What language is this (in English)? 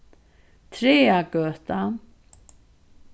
Faroese